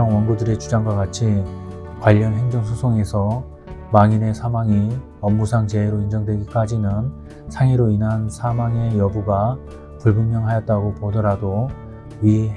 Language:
Korean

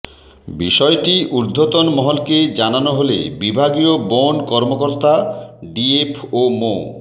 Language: Bangla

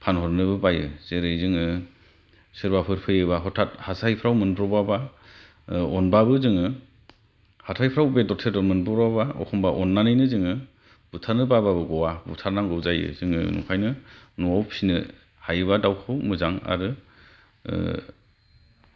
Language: Bodo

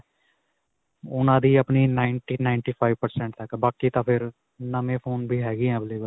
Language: Punjabi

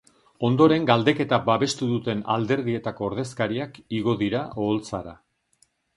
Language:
Basque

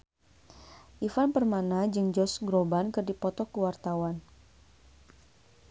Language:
Sundanese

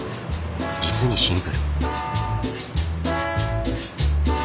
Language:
Japanese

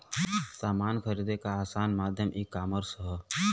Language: Bhojpuri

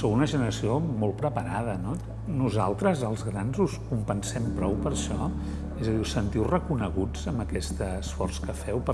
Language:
Catalan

